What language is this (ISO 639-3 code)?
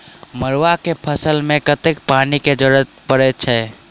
mai